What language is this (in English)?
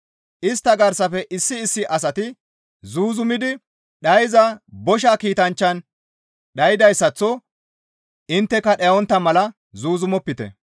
Gamo